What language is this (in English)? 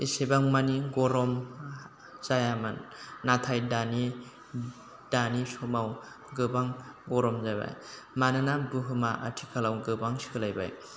Bodo